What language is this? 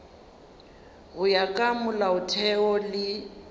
Northern Sotho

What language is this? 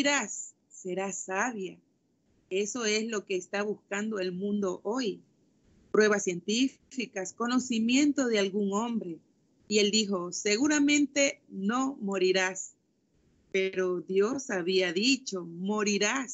Spanish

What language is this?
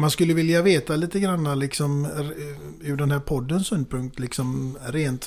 Swedish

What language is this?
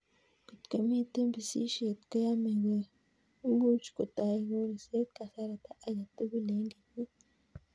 Kalenjin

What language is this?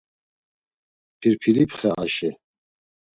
Laz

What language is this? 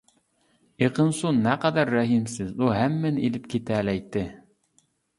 Uyghur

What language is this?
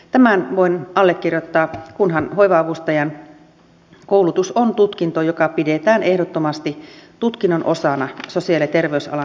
Finnish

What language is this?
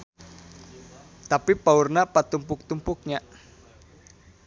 Sundanese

